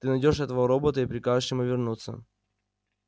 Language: Russian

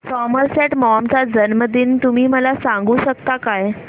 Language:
Marathi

